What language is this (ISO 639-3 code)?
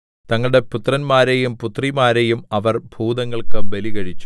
mal